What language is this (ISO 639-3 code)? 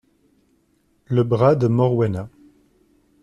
fra